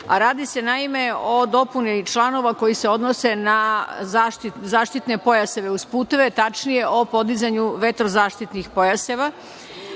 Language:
Serbian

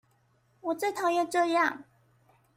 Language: Chinese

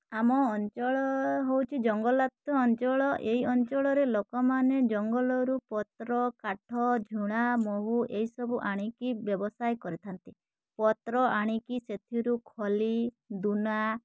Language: Odia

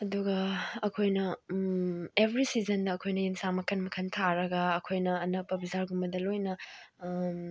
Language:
Manipuri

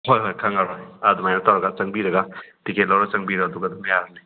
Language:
Manipuri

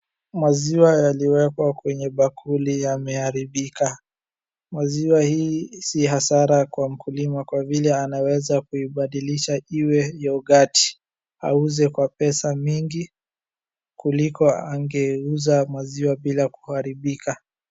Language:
Swahili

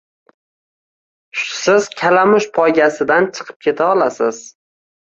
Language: Uzbek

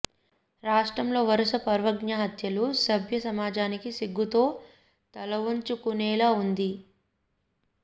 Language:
Telugu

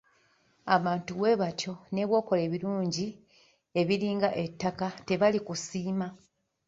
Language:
Ganda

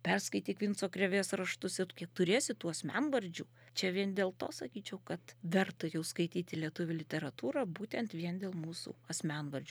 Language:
Lithuanian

